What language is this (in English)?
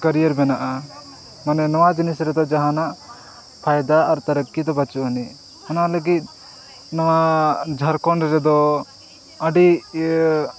Santali